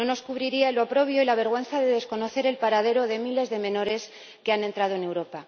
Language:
Spanish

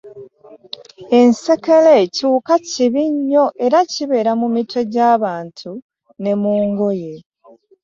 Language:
Ganda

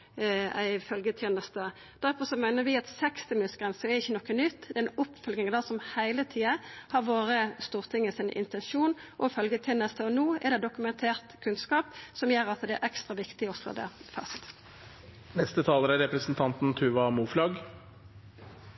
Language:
Norwegian Nynorsk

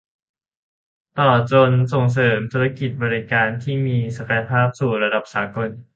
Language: Thai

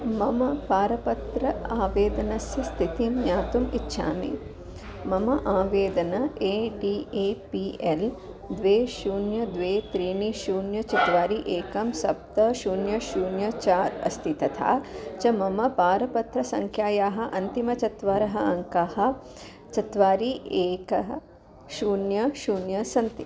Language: Sanskrit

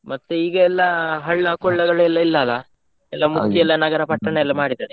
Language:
Kannada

